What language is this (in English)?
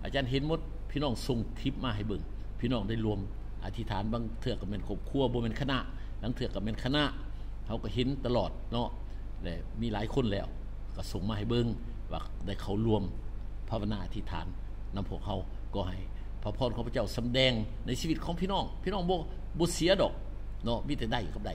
Thai